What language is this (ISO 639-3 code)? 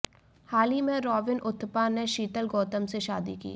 hin